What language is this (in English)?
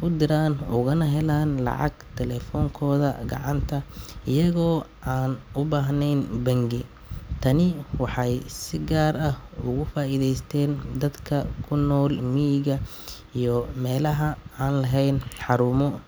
Somali